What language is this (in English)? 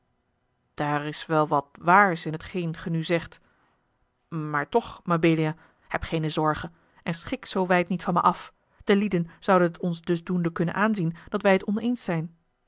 Dutch